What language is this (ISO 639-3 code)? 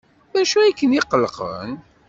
kab